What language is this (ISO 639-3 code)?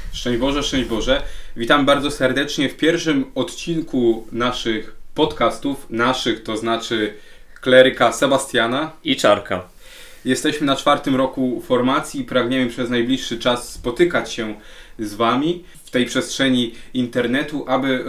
pol